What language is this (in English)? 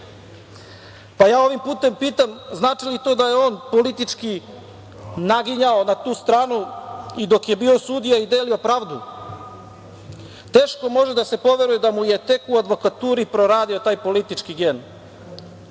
Serbian